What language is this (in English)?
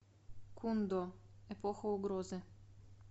Russian